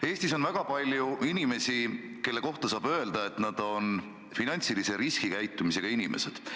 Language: Estonian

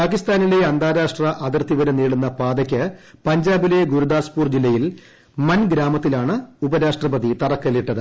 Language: Malayalam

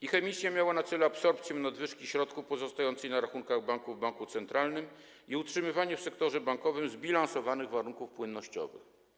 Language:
Polish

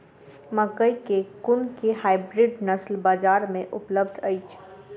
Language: Maithili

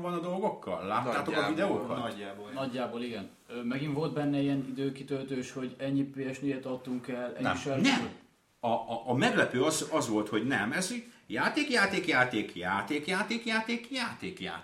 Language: Hungarian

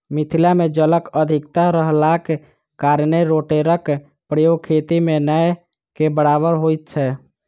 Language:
Maithili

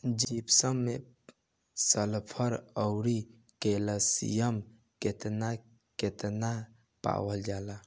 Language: Bhojpuri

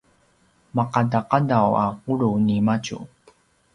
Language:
Paiwan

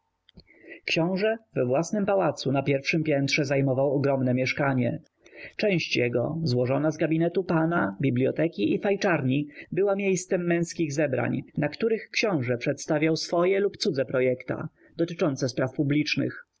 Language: Polish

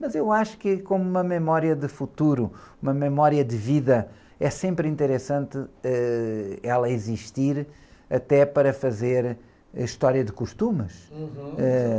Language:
Portuguese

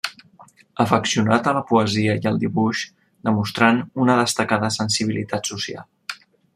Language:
Catalan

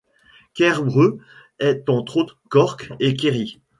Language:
French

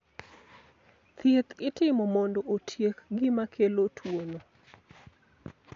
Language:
Luo (Kenya and Tanzania)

